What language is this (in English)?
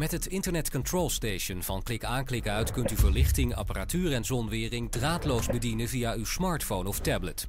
Dutch